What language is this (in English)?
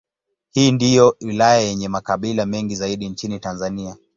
Swahili